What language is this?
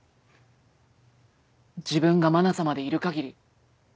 Japanese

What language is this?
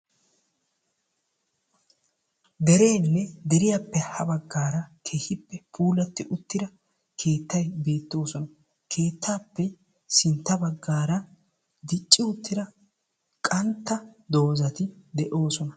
Wolaytta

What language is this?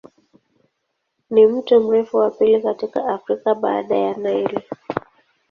Swahili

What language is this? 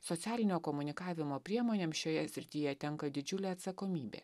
Lithuanian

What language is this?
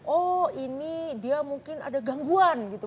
Indonesian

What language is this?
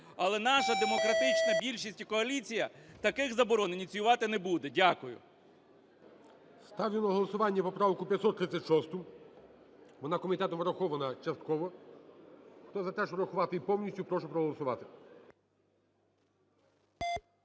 Ukrainian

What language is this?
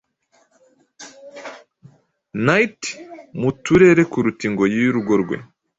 Kinyarwanda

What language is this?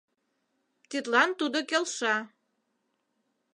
Mari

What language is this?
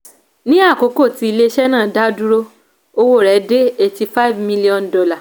Yoruba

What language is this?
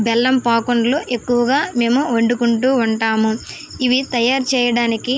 Telugu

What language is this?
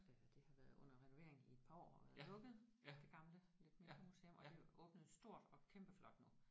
Danish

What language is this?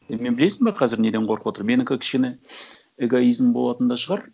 Kazakh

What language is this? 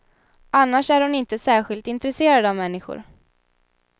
Swedish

